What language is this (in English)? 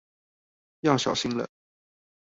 Chinese